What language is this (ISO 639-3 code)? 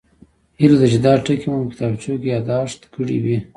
pus